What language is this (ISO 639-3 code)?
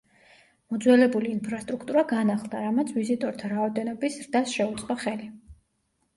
kat